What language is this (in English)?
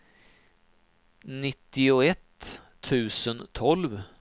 Swedish